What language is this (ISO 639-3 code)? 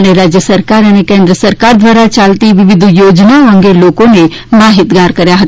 guj